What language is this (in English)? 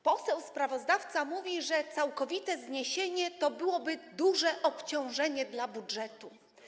Polish